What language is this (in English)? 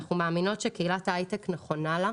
Hebrew